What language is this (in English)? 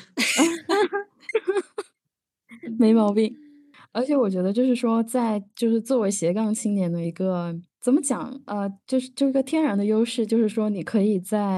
Chinese